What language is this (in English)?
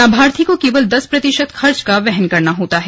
Hindi